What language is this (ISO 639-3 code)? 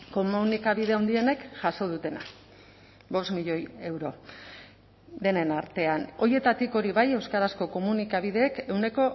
eus